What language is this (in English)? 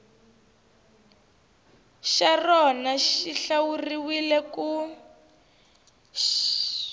Tsonga